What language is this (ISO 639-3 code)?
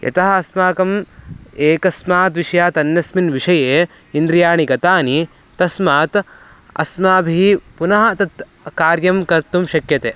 san